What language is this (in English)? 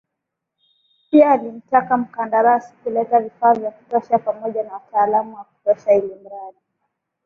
Swahili